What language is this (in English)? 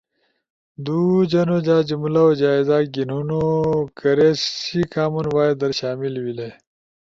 Ushojo